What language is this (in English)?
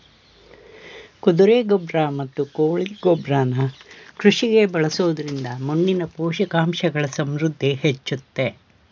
Kannada